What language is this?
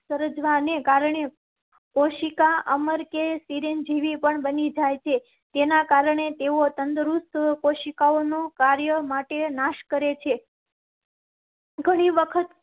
Gujarati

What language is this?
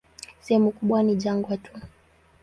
Swahili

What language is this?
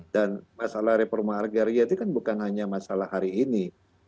Indonesian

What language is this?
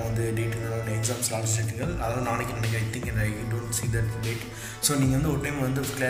Indonesian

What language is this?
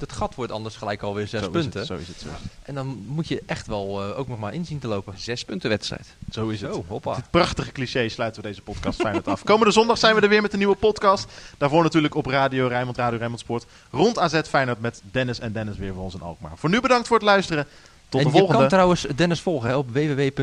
Dutch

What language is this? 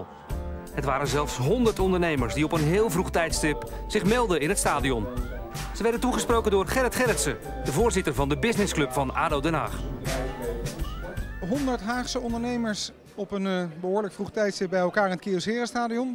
Dutch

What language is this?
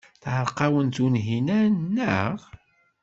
Kabyle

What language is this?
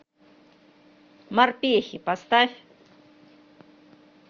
Russian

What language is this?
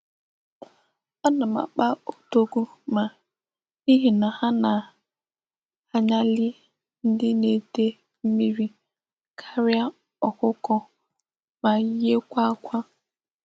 Igbo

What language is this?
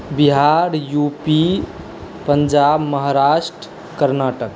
Maithili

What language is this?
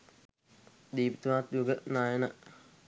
Sinhala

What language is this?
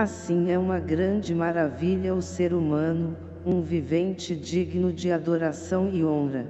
Portuguese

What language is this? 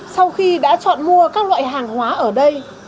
Vietnamese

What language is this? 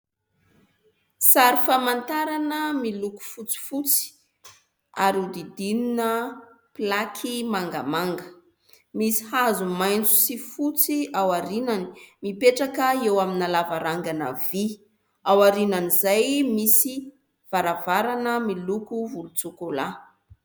Malagasy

